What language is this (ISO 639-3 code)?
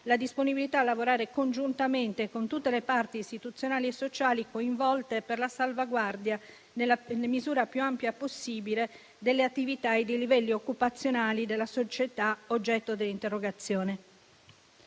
ita